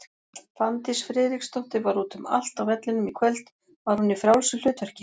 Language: Icelandic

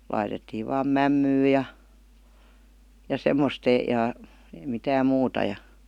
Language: Finnish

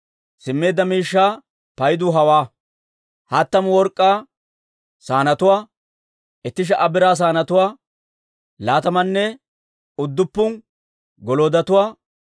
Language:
Dawro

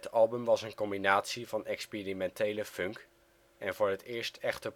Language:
Dutch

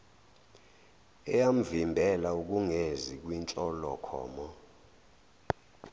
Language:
Zulu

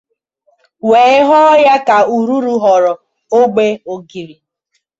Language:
Igbo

